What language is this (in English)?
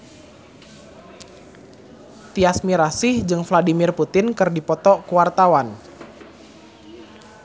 Sundanese